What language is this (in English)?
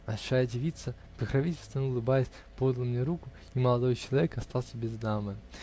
Russian